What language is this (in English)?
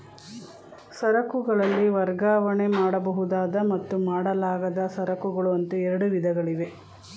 Kannada